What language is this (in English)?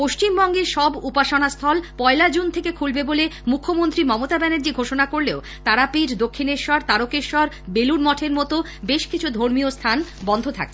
Bangla